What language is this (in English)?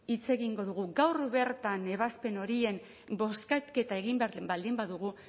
Basque